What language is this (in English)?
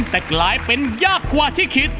Thai